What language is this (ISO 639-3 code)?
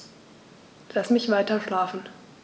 deu